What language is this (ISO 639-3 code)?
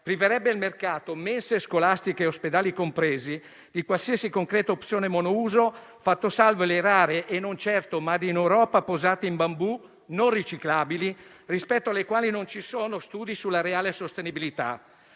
ita